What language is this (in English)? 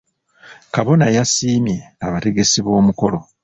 Ganda